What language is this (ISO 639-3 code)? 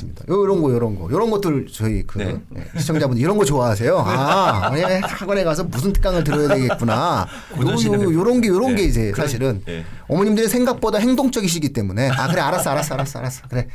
kor